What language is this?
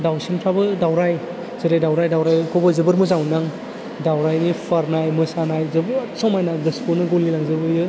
Bodo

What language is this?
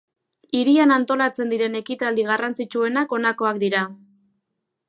Basque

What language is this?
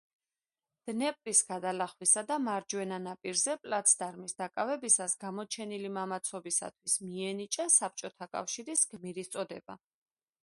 Georgian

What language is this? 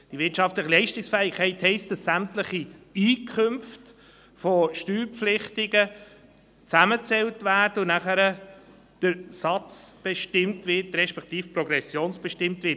Swiss German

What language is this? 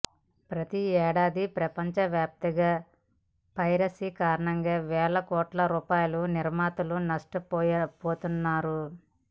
Telugu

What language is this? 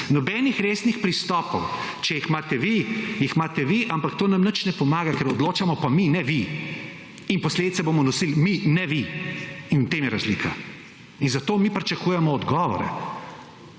Slovenian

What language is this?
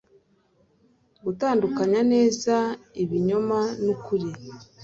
Kinyarwanda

